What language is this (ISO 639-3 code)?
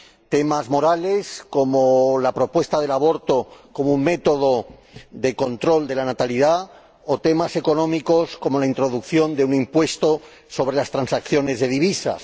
spa